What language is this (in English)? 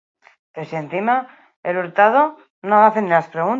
Basque